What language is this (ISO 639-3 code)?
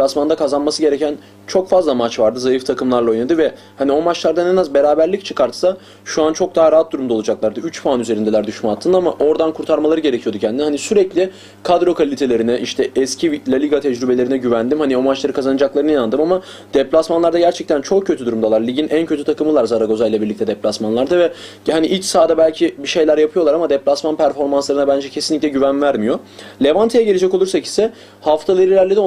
tur